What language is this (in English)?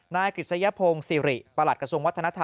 Thai